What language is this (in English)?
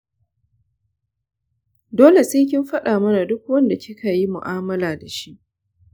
Hausa